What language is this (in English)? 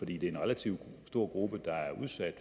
Danish